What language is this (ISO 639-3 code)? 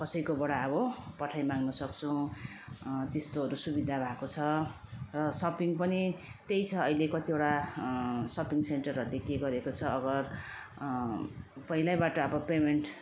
nep